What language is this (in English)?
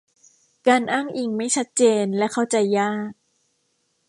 Thai